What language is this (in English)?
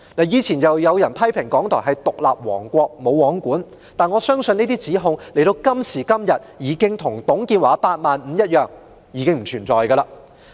Cantonese